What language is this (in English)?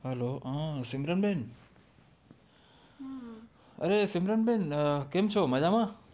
Gujarati